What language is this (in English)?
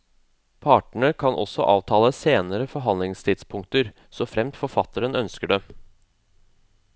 Norwegian